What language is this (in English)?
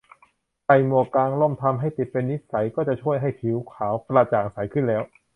Thai